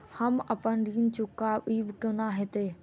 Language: Maithili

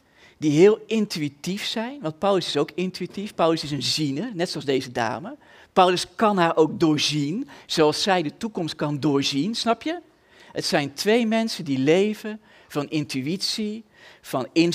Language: Dutch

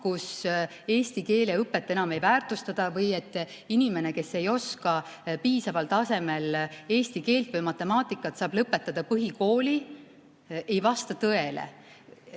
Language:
Estonian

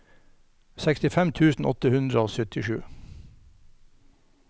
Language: Norwegian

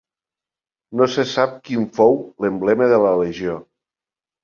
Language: Catalan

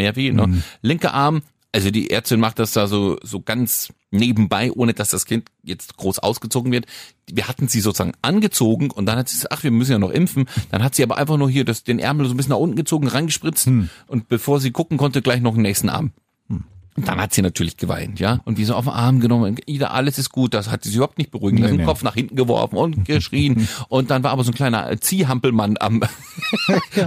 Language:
German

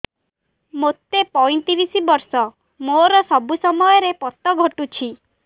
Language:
Odia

